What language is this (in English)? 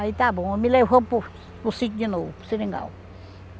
Portuguese